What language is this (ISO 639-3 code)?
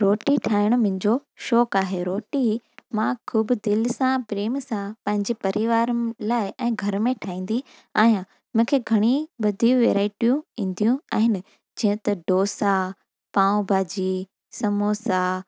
snd